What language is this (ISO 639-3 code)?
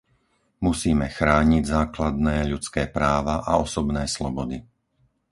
slk